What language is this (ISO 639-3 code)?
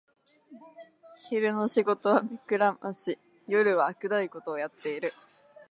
jpn